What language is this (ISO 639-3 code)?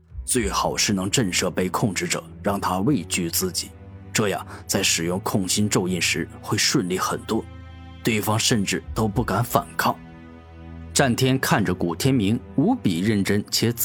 zho